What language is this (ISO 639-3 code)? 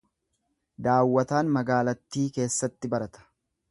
orm